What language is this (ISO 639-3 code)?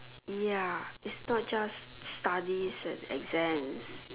eng